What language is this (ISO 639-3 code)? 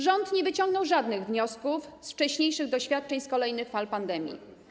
pol